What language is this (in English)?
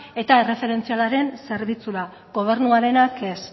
Basque